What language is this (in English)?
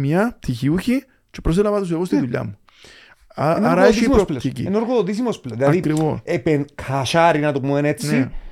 Greek